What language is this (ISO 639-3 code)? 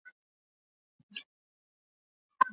eus